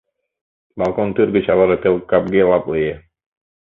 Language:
Mari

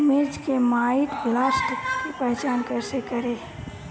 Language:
Bhojpuri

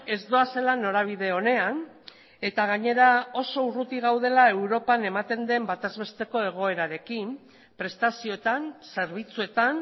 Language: Basque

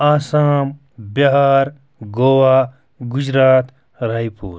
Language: Kashmiri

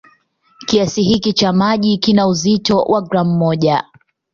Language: Swahili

